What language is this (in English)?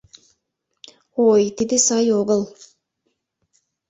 Mari